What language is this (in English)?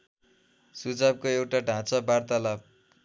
Nepali